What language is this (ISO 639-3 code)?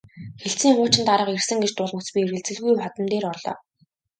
mon